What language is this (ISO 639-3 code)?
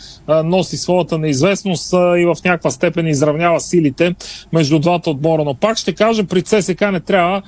bul